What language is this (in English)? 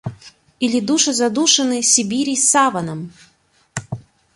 Russian